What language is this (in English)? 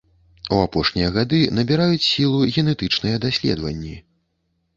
Belarusian